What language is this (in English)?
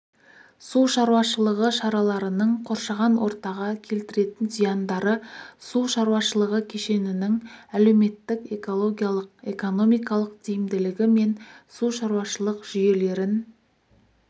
Kazakh